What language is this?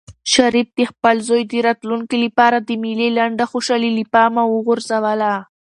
Pashto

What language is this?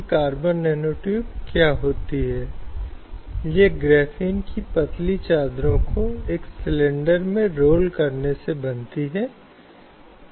Hindi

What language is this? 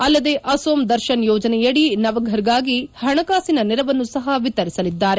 Kannada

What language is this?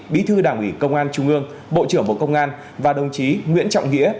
Vietnamese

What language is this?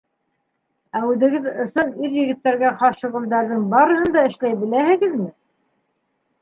Bashkir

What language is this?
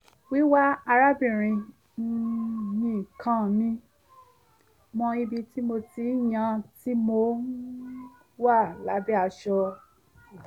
Yoruba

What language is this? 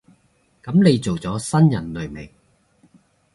Cantonese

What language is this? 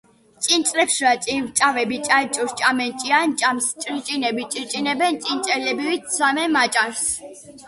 Georgian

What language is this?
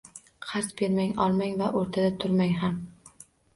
Uzbek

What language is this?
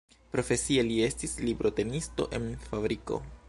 Esperanto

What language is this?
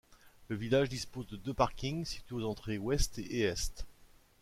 French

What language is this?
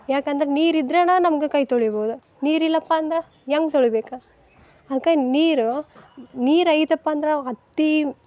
Kannada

